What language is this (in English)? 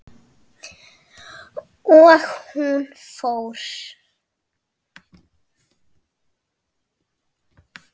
Icelandic